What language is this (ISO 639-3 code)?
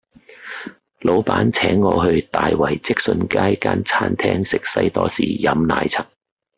yue